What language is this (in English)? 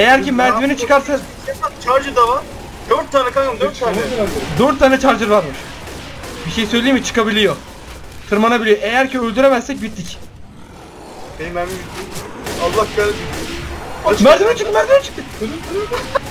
Turkish